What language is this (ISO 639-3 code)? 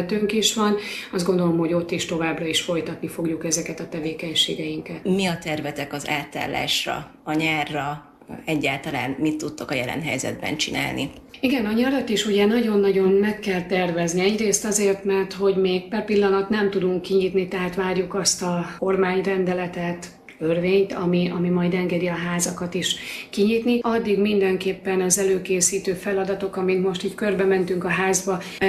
hun